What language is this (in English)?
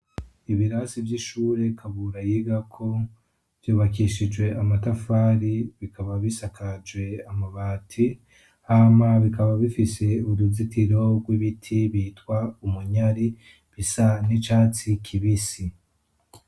Rundi